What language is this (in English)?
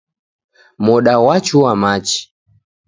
Taita